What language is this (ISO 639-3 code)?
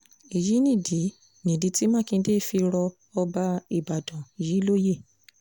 yor